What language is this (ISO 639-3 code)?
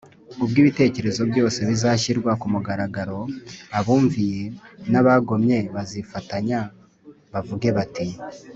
kin